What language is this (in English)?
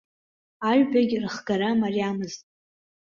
Abkhazian